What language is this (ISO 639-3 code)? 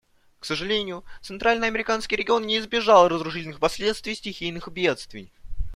rus